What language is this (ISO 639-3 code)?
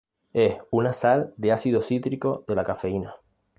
spa